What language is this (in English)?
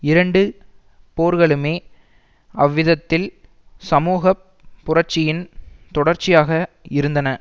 Tamil